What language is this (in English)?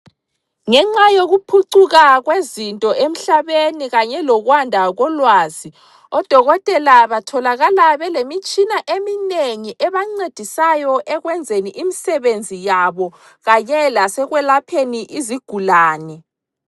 North Ndebele